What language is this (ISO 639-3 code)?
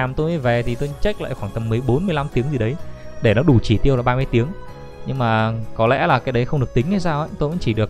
vie